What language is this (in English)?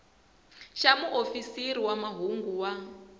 Tsonga